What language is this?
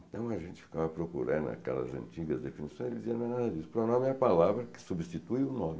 Portuguese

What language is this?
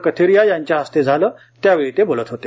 Marathi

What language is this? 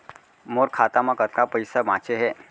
Chhattisgarhi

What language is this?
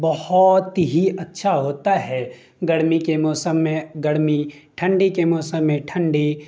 Urdu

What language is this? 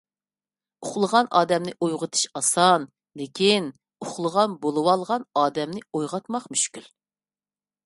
Uyghur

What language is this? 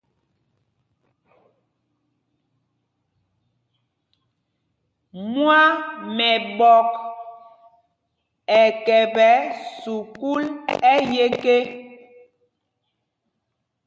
Mpumpong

